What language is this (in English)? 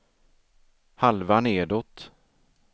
Swedish